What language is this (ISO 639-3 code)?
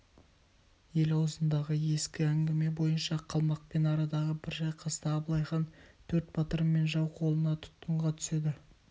kaz